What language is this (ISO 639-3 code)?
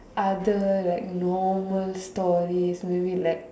eng